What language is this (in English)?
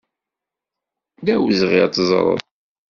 Kabyle